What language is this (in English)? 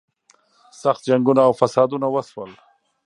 Pashto